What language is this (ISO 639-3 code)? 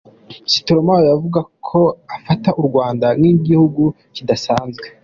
kin